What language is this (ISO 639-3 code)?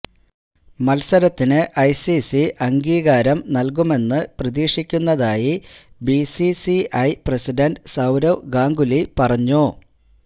mal